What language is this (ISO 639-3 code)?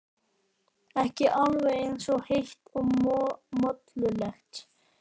isl